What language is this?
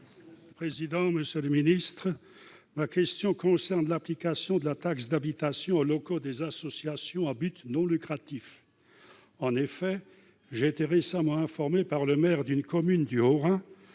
French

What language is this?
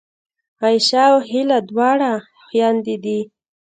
Pashto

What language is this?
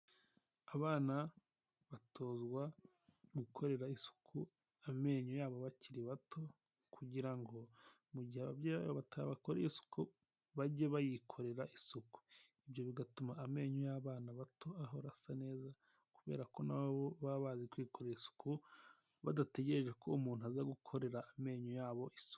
Kinyarwanda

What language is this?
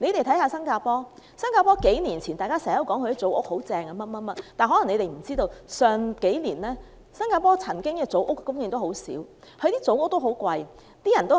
Cantonese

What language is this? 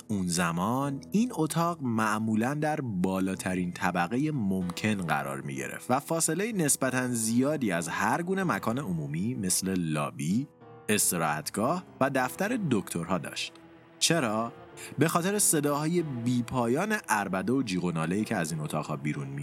Persian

